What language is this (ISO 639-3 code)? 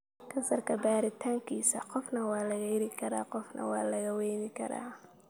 som